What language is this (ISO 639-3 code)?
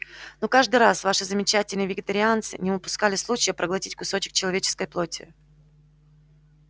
rus